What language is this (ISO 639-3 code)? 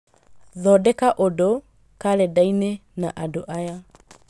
kik